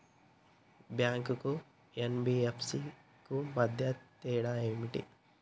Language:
Telugu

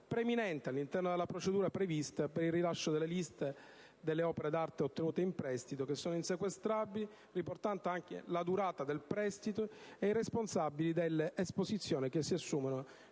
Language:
Italian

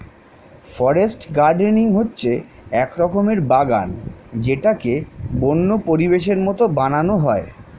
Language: Bangla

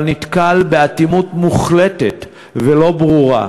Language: Hebrew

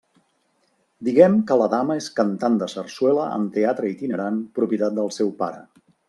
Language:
Catalan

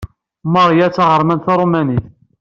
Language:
Kabyle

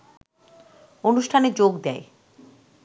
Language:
Bangla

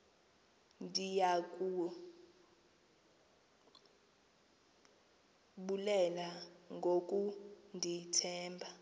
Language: Xhosa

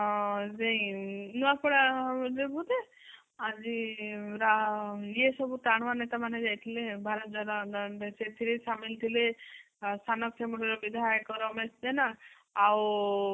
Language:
Odia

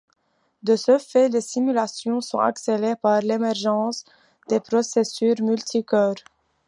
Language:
French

